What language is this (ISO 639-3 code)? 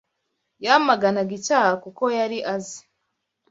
kin